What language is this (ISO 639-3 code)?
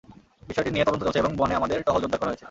ben